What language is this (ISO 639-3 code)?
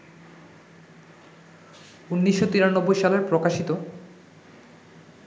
ben